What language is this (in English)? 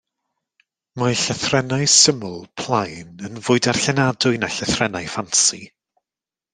Welsh